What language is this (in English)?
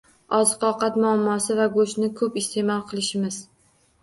Uzbek